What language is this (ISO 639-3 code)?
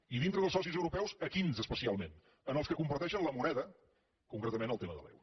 cat